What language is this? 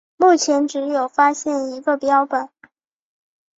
Chinese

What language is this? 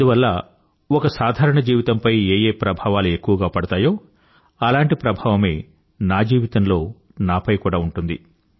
Telugu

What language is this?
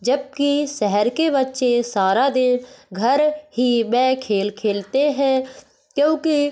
Hindi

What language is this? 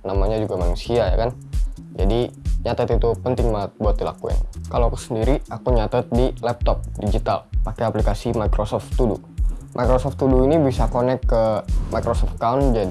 Indonesian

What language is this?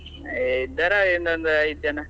Kannada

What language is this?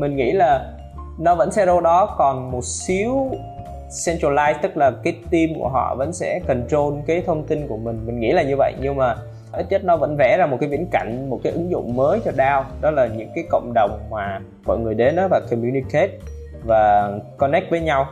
Vietnamese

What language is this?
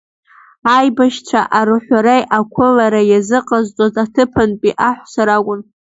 Abkhazian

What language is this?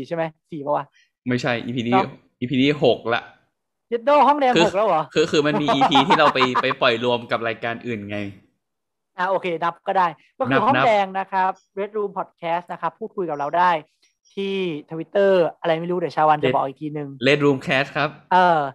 Thai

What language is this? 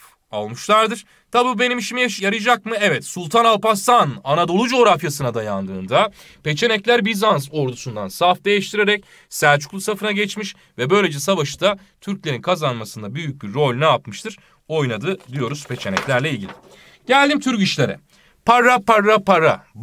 Turkish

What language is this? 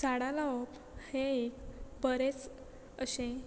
Konkani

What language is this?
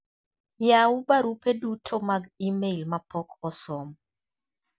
Luo (Kenya and Tanzania)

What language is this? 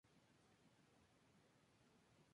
Spanish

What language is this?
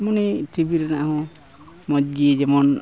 Santali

